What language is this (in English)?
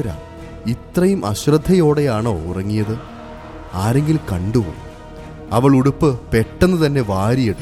Malayalam